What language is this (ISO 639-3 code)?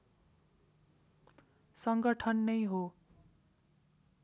nep